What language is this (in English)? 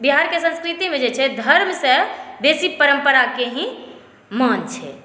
Maithili